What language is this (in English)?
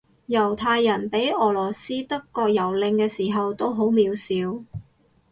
Cantonese